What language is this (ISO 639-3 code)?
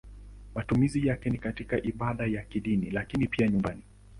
swa